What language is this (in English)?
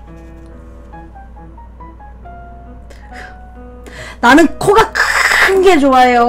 Korean